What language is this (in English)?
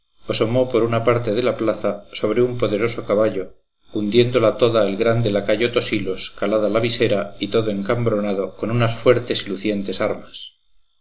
Spanish